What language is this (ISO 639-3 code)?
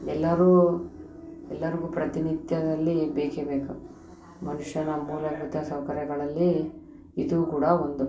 kan